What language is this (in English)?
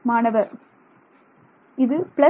Tamil